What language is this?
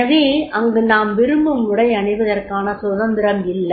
Tamil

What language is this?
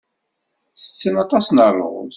Kabyle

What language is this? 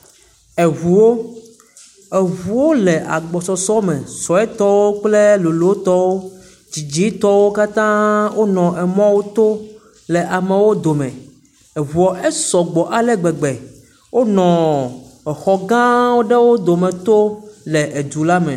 Ewe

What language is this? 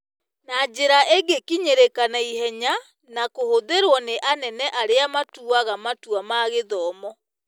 Kikuyu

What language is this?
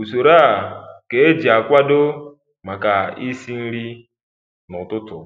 Igbo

